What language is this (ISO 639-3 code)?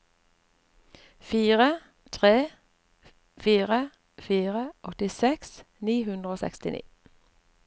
nor